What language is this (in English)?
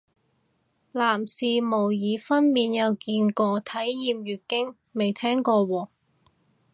Cantonese